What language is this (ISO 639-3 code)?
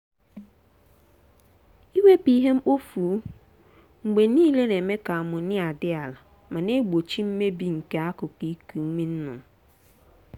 ibo